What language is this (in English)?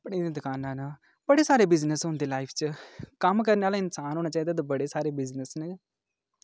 Dogri